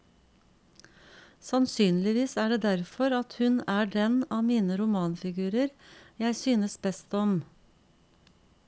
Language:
Norwegian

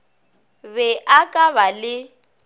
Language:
Northern Sotho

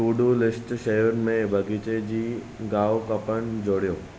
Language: Sindhi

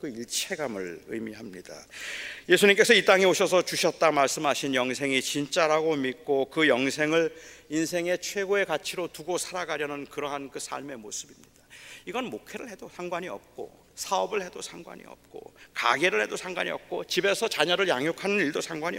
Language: Korean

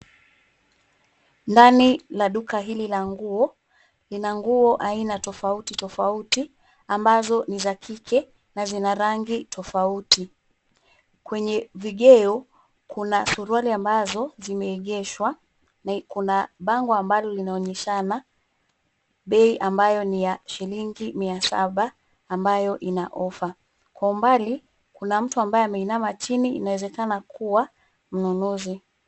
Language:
Swahili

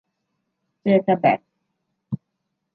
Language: Thai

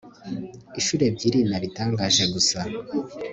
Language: Kinyarwanda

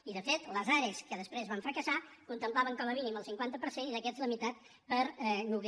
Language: Catalan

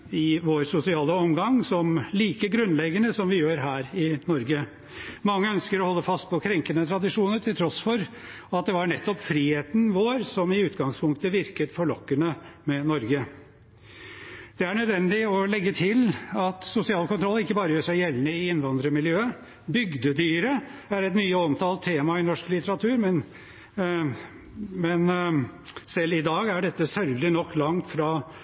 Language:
Norwegian Bokmål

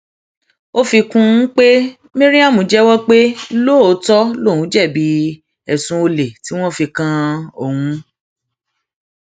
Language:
Yoruba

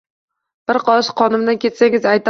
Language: Uzbek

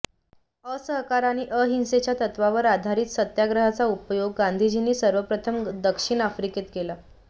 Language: Marathi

